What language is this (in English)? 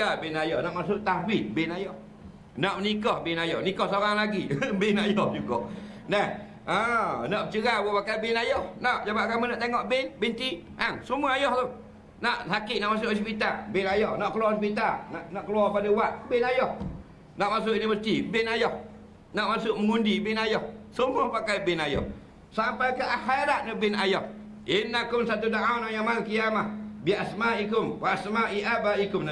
Malay